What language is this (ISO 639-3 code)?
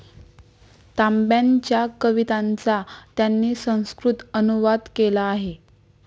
mar